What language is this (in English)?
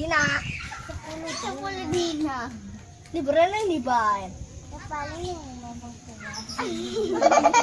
Indonesian